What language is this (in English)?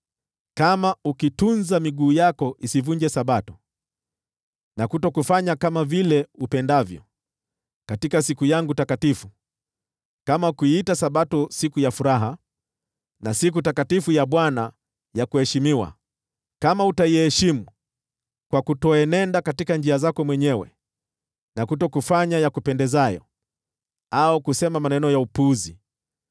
Swahili